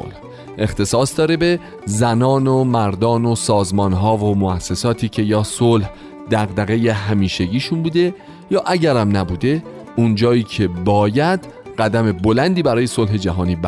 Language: Persian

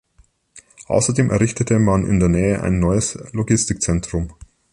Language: German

